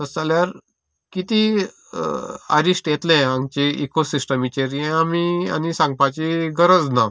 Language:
Konkani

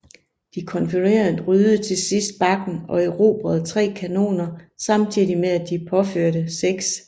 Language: Danish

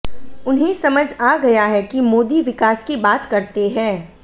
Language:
Hindi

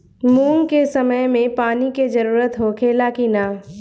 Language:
Bhojpuri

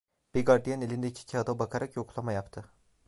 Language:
Turkish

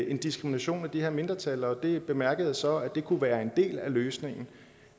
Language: Danish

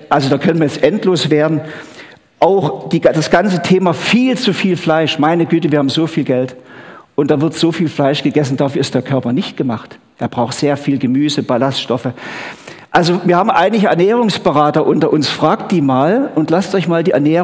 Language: German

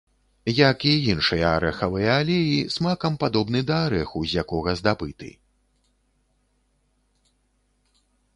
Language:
Belarusian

